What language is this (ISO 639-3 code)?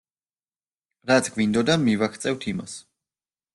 kat